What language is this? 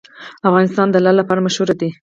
Pashto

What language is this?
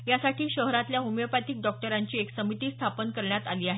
Marathi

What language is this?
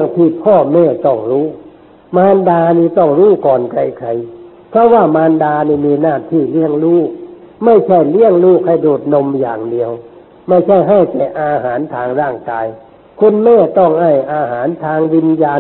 Thai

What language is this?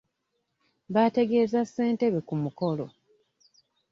Ganda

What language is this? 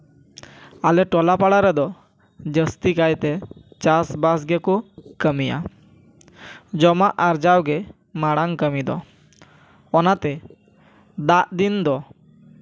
Santali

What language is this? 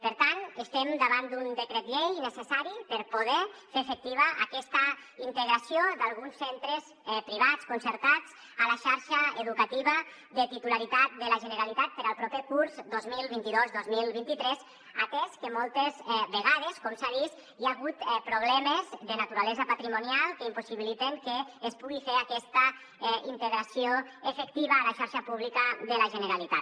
Catalan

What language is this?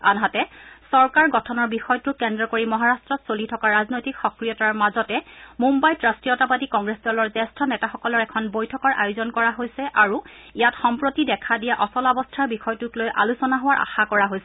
Assamese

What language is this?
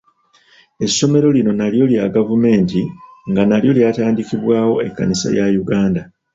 Ganda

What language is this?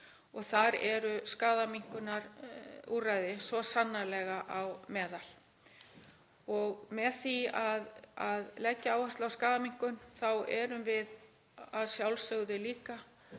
Icelandic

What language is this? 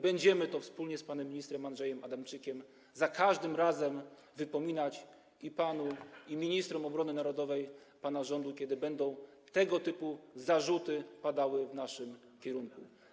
Polish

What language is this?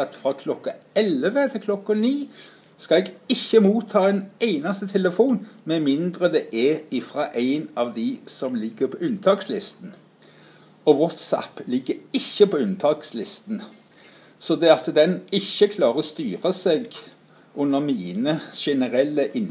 Norwegian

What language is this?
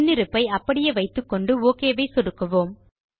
Tamil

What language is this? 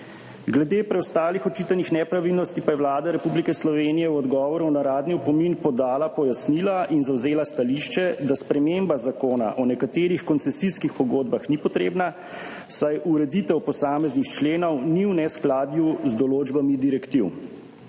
Slovenian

